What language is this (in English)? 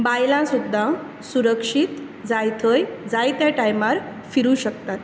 Konkani